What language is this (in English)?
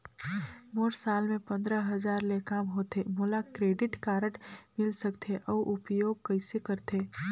Chhattisgarhi